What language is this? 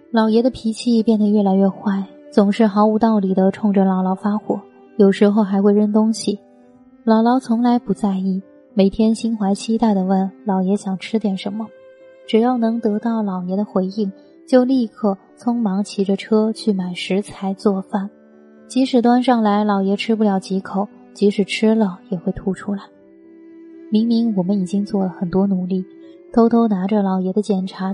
Chinese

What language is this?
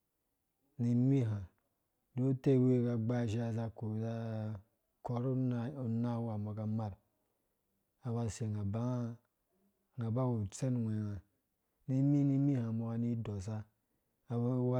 Dũya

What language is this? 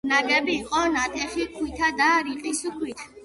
Georgian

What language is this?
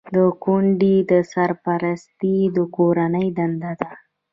Pashto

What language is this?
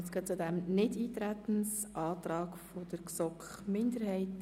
Swiss German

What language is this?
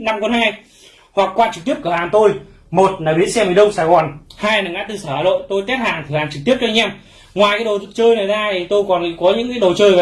Vietnamese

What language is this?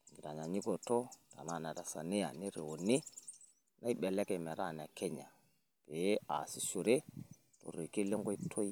Masai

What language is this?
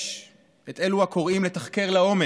Hebrew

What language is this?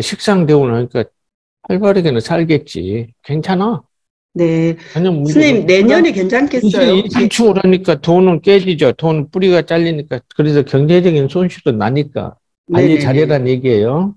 Korean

